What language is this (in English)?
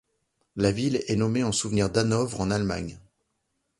French